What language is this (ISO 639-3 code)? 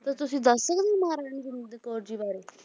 pan